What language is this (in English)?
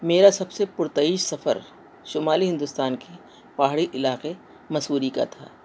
Urdu